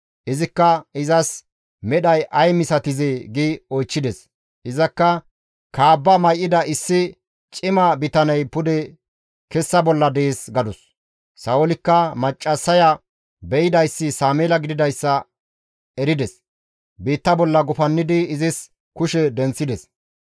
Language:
Gamo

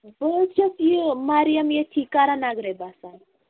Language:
Kashmiri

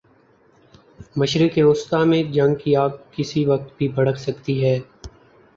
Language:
Urdu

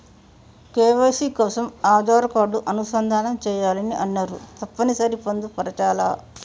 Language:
Telugu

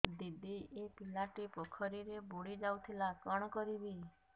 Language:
Odia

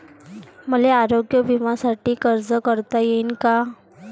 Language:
Marathi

